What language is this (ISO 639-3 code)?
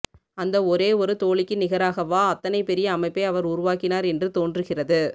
tam